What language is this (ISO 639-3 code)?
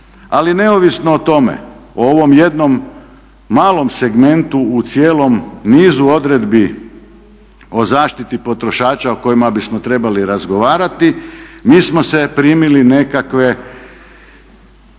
hrv